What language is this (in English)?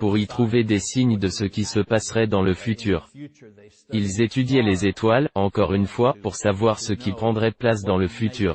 French